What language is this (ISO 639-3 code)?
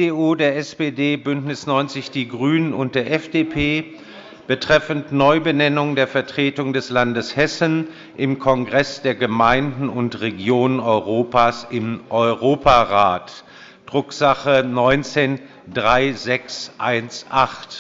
deu